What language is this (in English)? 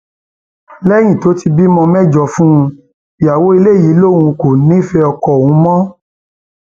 Yoruba